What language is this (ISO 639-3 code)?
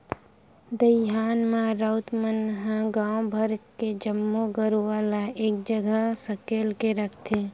hne